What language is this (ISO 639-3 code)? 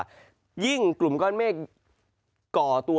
tha